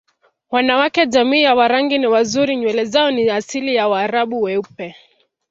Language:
Swahili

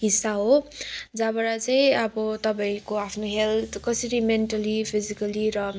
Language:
Nepali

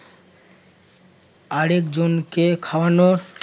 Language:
Bangla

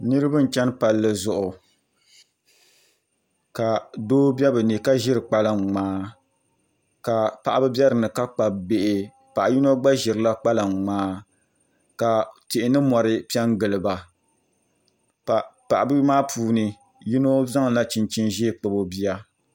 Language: Dagbani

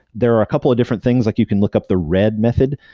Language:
English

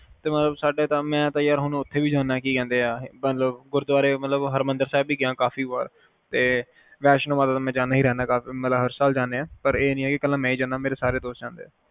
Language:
Punjabi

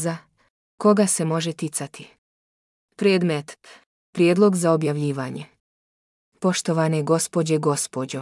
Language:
Croatian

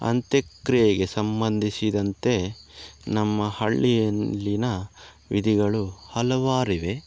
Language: Kannada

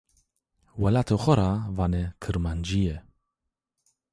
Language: Zaza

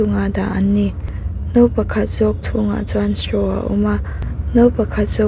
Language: Mizo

